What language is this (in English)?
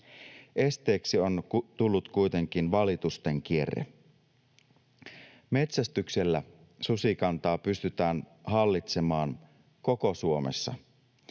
Finnish